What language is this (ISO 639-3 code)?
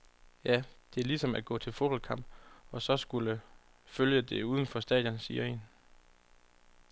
dan